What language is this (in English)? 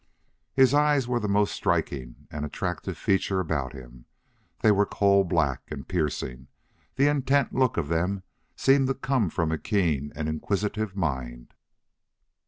English